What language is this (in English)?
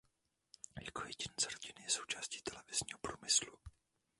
Czech